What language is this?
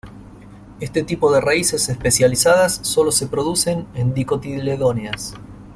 Spanish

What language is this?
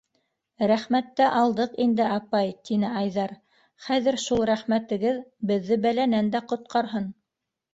Bashkir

